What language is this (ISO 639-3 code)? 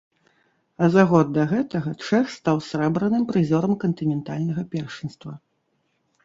bel